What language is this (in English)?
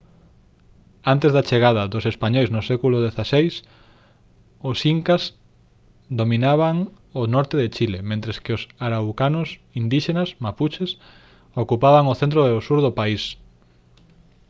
Galician